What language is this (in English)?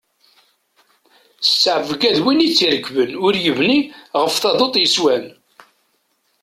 Kabyle